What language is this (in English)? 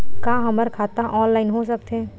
Chhattisgarhi